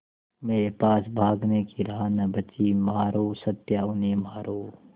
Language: Hindi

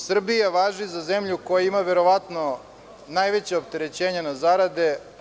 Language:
Serbian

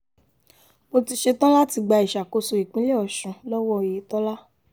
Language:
Yoruba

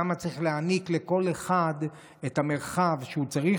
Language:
Hebrew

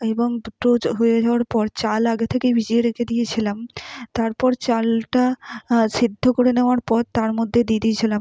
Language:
Bangla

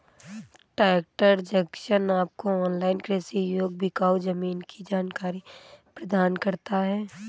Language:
Hindi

